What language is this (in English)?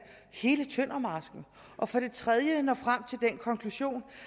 Danish